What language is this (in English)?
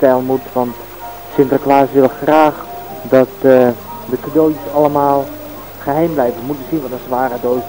Dutch